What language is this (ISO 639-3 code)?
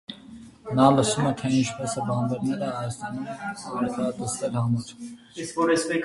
hye